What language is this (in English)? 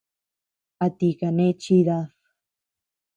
Tepeuxila Cuicatec